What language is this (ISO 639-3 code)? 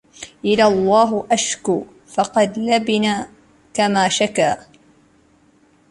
ara